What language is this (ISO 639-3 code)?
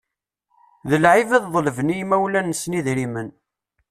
kab